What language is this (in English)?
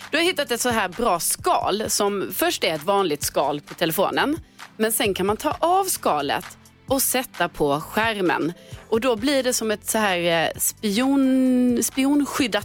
Swedish